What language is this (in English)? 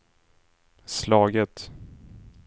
Swedish